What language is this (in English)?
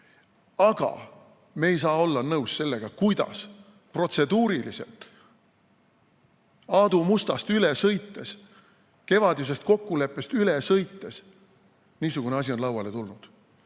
Estonian